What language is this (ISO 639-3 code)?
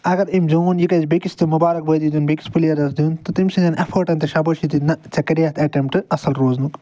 kas